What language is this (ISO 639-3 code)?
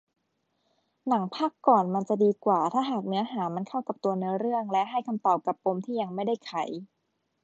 tha